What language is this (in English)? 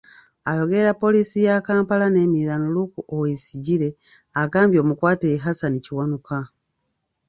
Ganda